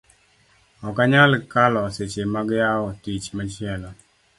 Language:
Luo (Kenya and Tanzania)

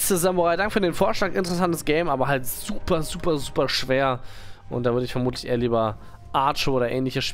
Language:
German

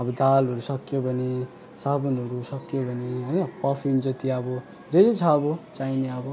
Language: Nepali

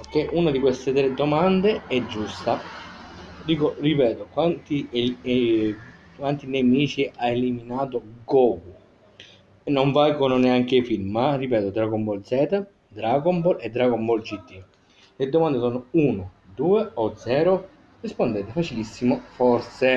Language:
Italian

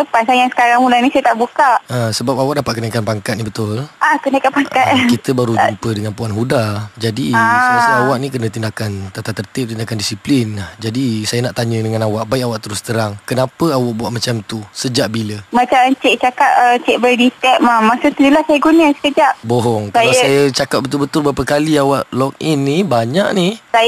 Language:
Malay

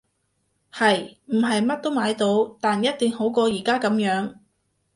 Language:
Cantonese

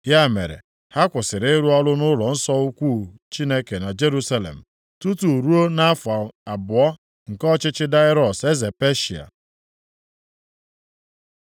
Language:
Igbo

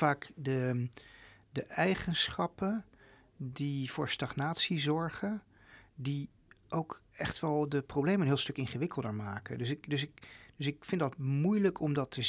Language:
Dutch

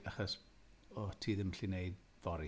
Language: Welsh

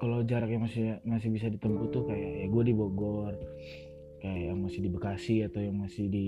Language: Indonesian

